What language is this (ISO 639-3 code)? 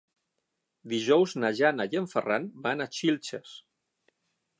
cat